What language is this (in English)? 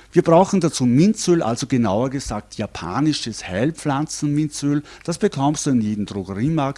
German